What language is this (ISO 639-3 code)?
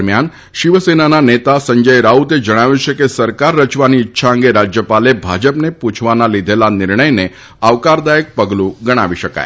guj